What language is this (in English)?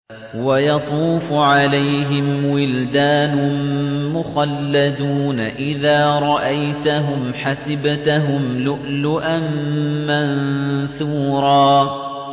Arabic